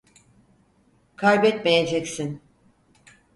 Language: Turkish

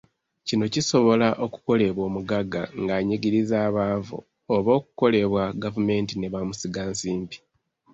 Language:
Ganda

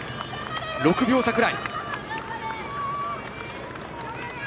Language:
Japanese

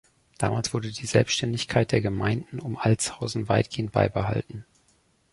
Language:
German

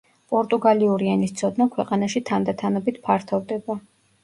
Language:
Georgian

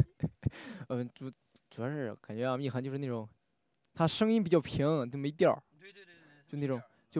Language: Chinese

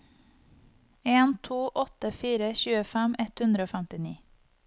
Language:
Norwegian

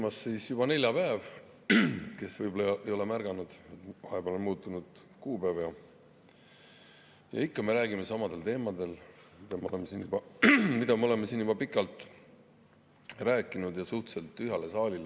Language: Estonian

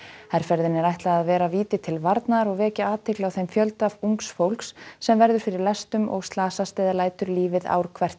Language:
Icelandic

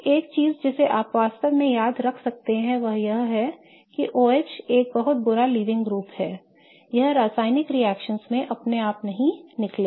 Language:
Hindi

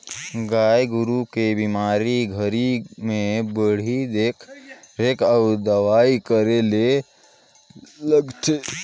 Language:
Chhattisgarhi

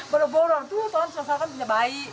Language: Indonesian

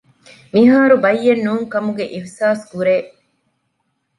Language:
Divehi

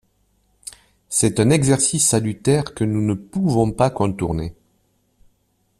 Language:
French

